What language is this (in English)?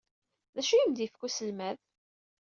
Kabyle